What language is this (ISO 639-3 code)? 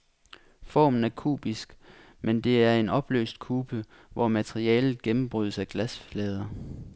dan